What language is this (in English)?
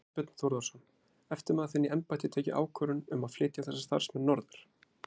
Icelandic